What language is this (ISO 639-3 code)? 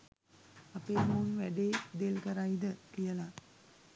sin